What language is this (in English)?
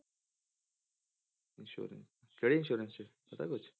Punjabi